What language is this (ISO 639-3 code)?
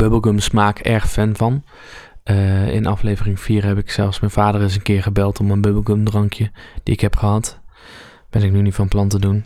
nld